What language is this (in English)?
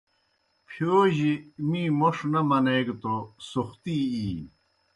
Kohistani Shina